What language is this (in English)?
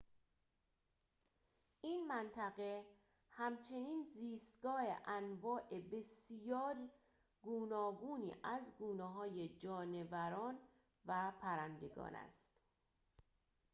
Persian